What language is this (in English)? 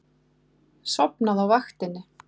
Icelandic